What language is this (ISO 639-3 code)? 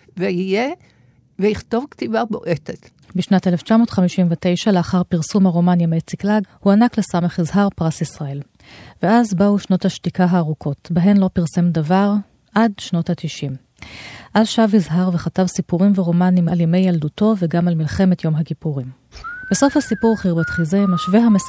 heb